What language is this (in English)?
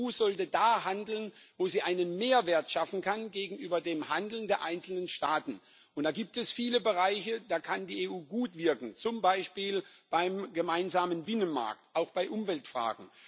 German